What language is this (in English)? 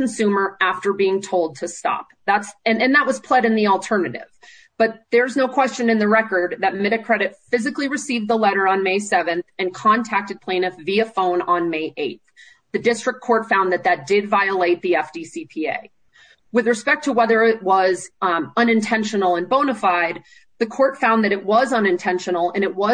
English